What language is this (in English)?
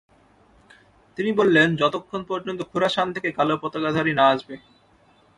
Bangla